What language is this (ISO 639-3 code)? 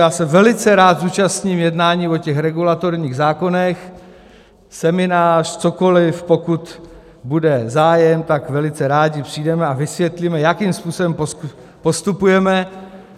ces